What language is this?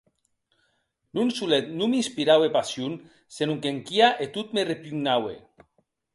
Occitan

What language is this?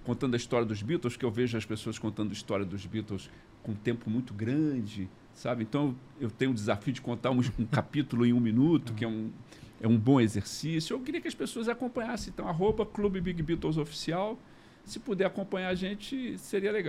Portuguese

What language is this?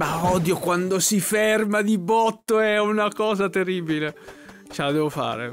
Italian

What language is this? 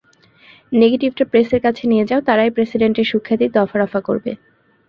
Bangla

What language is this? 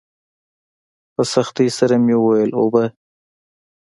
Pashto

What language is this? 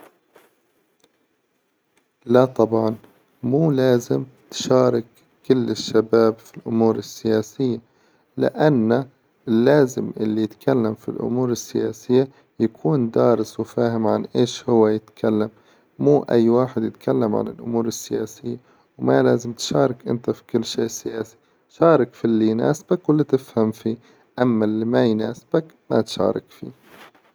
Hijazi Arabic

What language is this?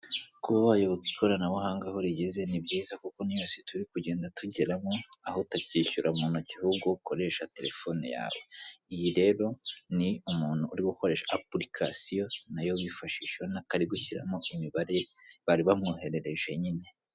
Kinyarwanda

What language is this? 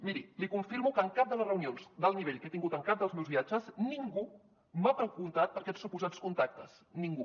Catalan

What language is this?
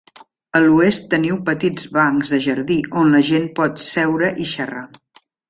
Catalan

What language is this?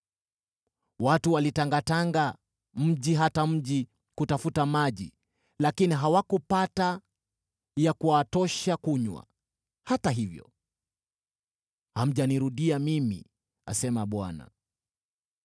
Swahili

